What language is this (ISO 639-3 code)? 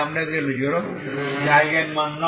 ben